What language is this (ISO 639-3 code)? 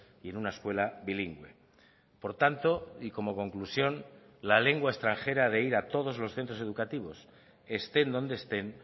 spa